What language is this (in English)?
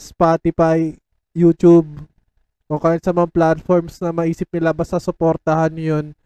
Filipino